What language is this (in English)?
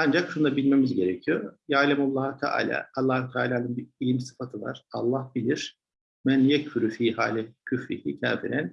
Turkish